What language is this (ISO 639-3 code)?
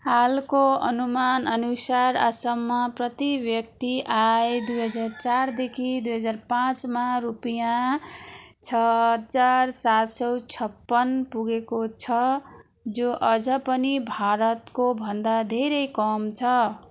nep